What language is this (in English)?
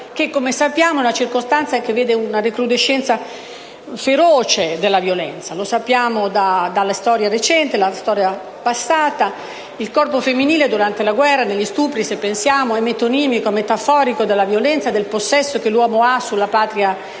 Italian